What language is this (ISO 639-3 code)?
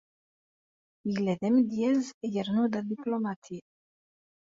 kab